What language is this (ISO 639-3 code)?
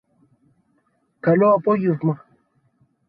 ell